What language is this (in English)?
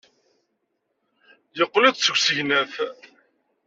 Kabyle